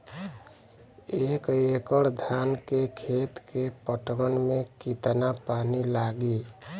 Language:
Bhojpuri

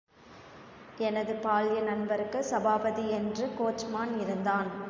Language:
Tamil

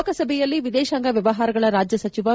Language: Kannada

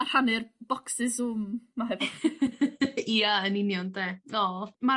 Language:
Welsh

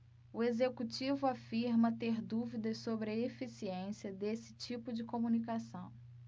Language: Portuguese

